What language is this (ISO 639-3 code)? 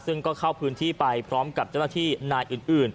tha